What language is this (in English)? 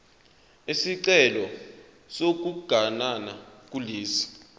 Zulu